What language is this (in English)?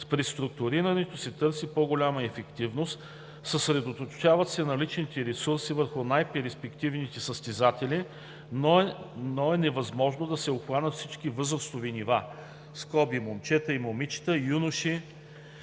Bulgarian